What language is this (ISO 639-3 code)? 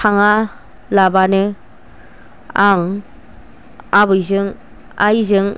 brx